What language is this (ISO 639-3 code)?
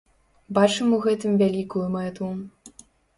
bel